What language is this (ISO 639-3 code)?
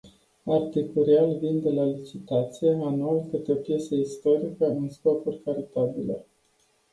ron